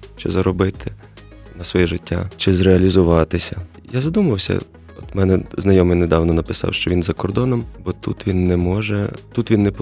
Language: Ukrainian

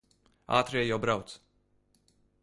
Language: Latvian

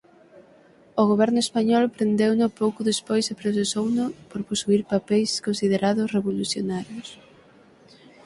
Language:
Galician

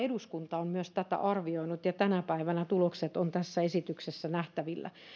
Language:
Finnish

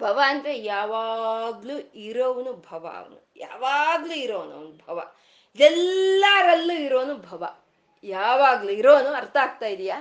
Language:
Kannada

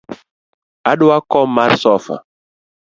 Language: Luo (Kenya and Tanzania)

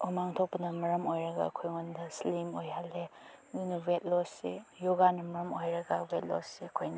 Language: Manipuri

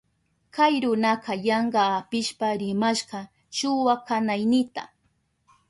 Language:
Southern Pastaza Quechua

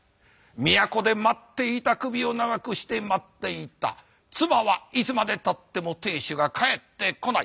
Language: Japanese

